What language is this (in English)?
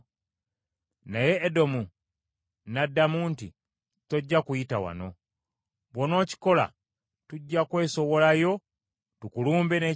Ganda